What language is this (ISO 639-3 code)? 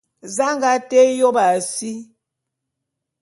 bum